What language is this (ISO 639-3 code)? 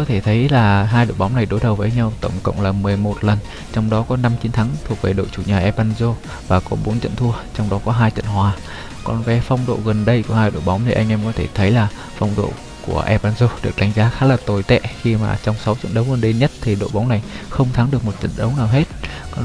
vie